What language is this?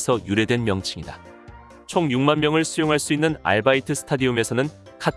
Korean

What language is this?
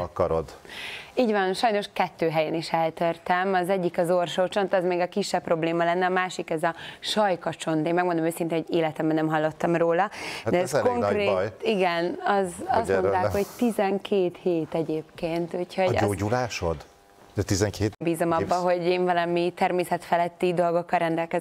Hungarian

